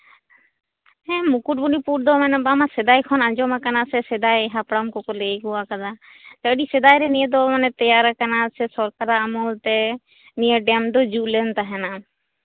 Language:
Santali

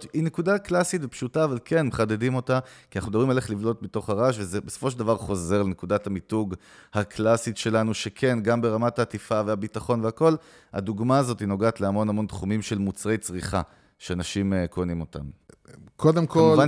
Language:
Hebrew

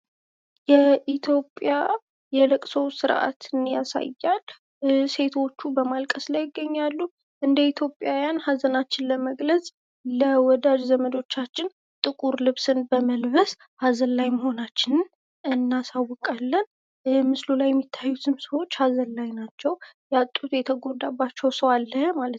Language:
Amharic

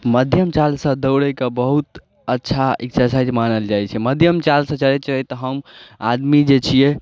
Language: Maithili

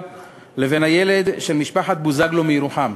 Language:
Hebrew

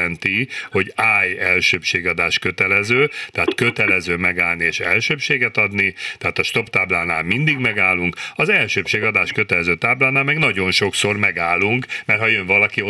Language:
Hungarian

